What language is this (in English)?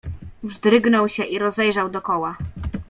Polish